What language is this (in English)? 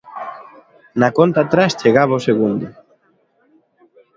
Galician